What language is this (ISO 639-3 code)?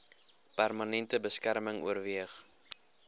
afr